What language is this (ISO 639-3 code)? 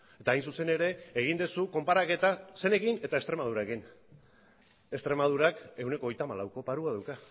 eus